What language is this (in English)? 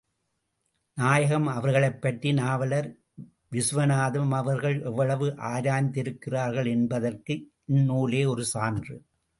Tamil